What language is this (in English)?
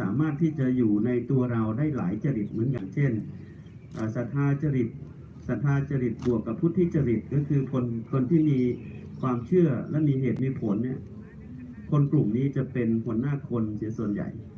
Thai